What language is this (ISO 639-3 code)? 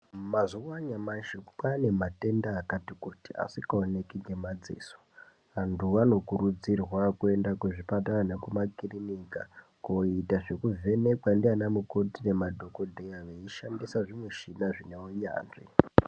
ndc